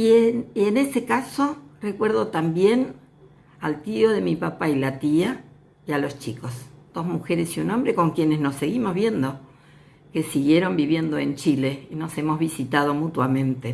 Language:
Spanish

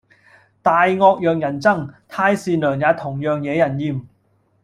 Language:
Cantonese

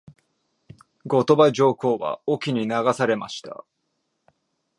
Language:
Japanese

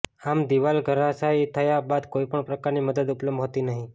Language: Gujarati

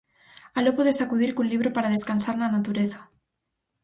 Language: Galician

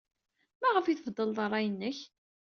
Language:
Kabyle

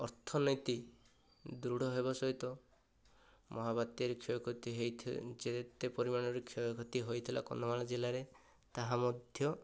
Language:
Odia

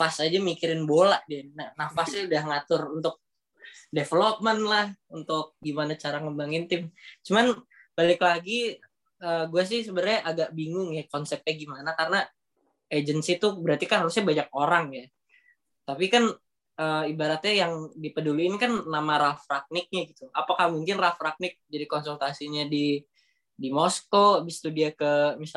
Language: Indonesian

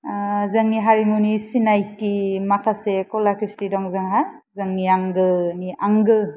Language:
Bodo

